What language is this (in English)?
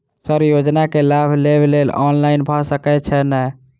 Maithili